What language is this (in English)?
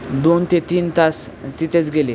Marathi